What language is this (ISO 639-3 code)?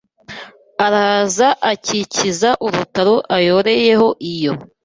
kin